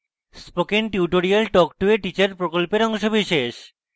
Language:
Bangla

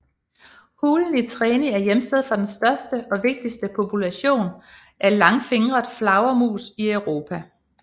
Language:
Danish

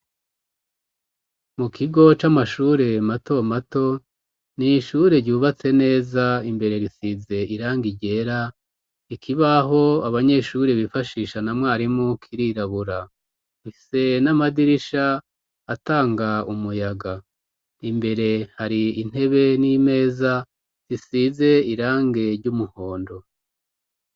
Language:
Rundi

